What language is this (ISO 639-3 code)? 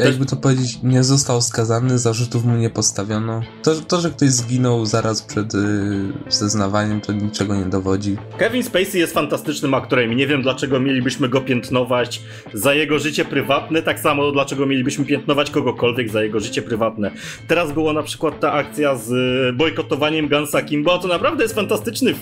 pol